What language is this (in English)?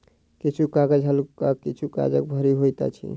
Maithili